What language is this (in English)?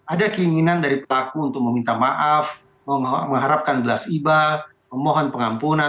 Indonesian